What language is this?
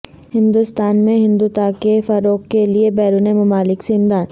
Urdu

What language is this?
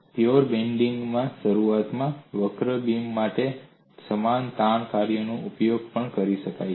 Gujarati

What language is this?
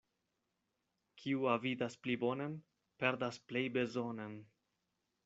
Esperanto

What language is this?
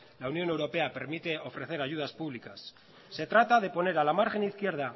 Spanish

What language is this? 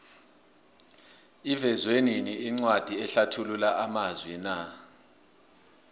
South Ndebele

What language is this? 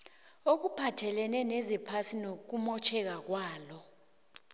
South Ndebele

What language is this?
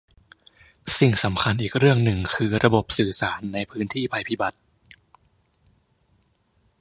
Thai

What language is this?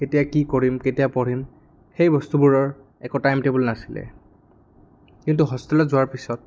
Assamese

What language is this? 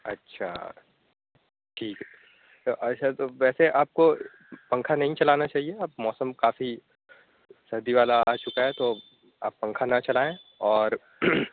Urdu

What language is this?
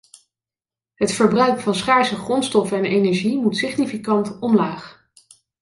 Dutch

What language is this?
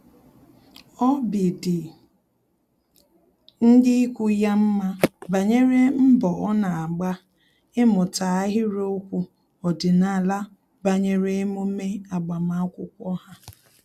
Igbo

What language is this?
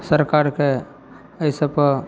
Maithili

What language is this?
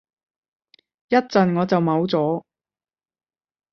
Cantonese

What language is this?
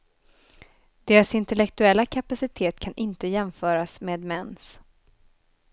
Swedish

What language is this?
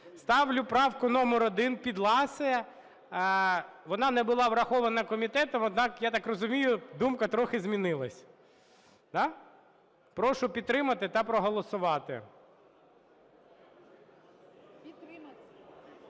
Ukrainian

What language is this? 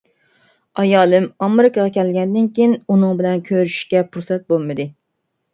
Uyghur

